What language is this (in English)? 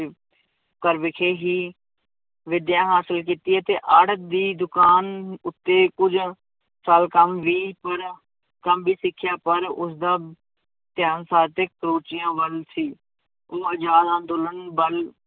Punjabi